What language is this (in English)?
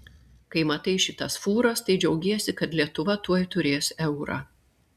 Lithuanian